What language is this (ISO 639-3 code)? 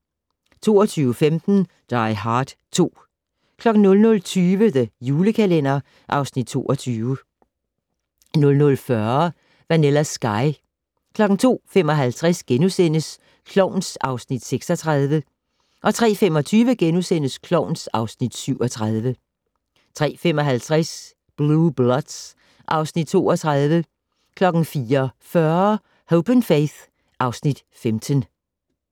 dan